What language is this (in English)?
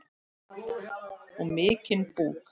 Icelandic